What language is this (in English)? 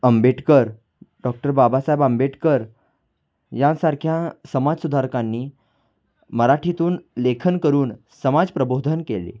Marathi